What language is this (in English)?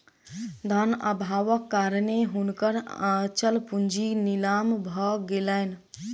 Maithili